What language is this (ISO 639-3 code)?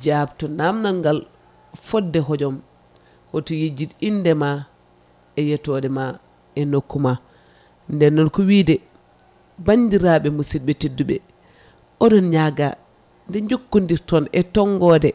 ful